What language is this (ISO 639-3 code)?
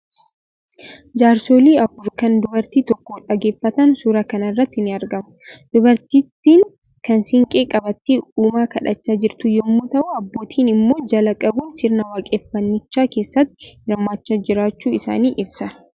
orm